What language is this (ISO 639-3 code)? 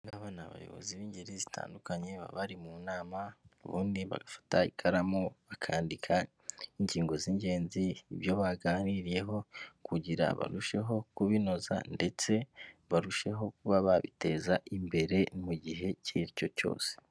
kin